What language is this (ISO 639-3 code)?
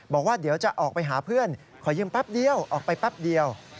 tha